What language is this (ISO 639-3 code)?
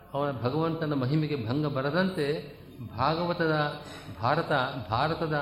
kan